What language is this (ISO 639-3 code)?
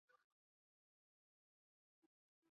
zho